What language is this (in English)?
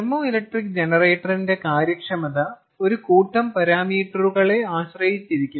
Malayalam